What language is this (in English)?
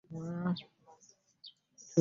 Ganda